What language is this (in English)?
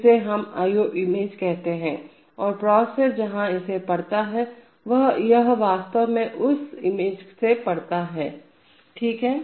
Hindi